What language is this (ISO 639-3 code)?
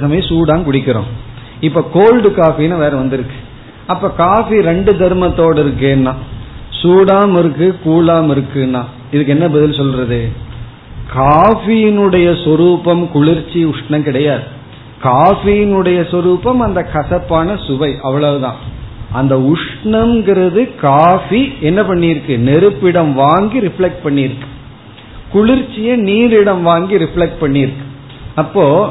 tam